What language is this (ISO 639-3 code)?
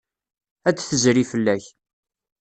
kab